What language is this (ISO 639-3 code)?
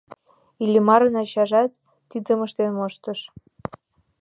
chm